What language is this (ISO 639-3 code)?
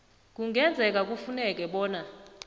nbl